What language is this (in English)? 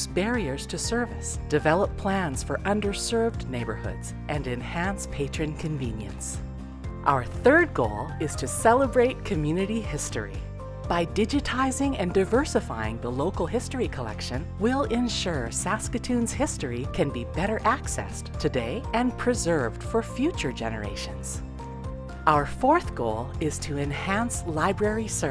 English